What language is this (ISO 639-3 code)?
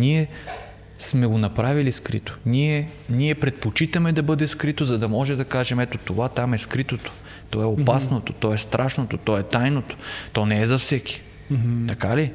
bul